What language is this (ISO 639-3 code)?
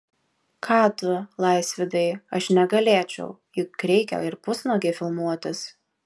lit